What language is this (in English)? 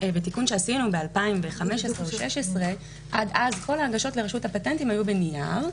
Hebrew